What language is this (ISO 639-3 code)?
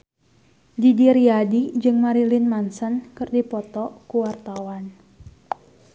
sun